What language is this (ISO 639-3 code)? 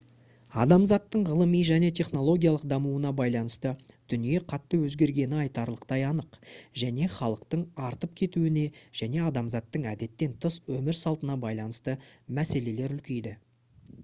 kaz